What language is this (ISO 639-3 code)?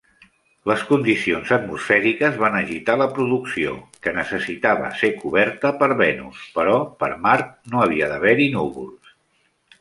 cat